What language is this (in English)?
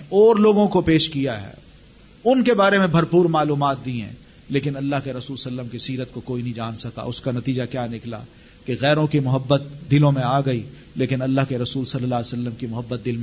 Urdu